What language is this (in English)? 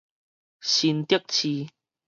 Min Nan Chinese